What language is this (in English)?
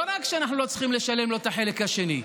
Hebrew